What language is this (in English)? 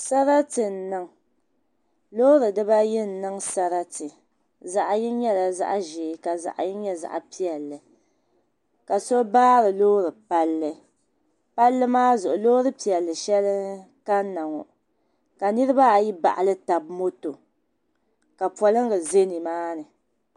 Dagbani